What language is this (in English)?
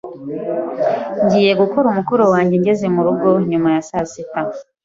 Kinyarwanda